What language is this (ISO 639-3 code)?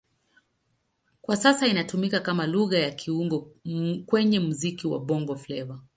swa